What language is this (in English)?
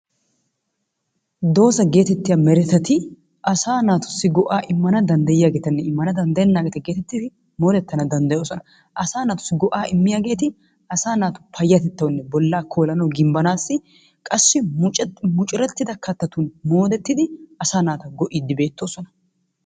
Wolaytta